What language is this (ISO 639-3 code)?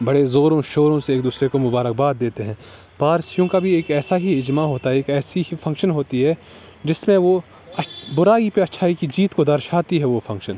urd